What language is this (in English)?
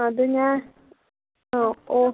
Malayalam